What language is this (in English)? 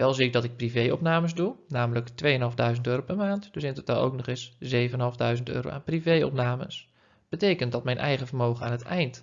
Dutch